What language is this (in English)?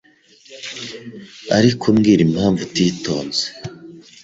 Kinyarwanda